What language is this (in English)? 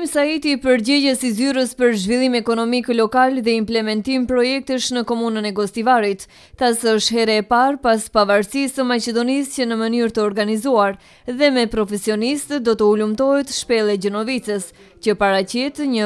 Romanian